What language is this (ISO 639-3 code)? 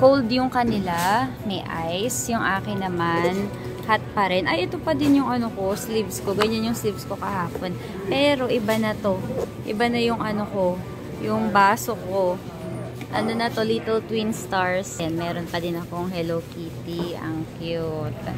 fil